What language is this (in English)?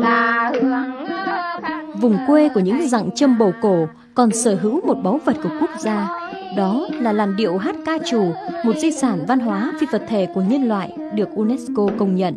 Vietnamese